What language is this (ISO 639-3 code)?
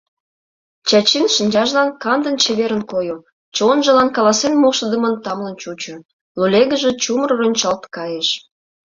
chm